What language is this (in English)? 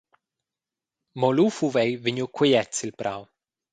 Romansh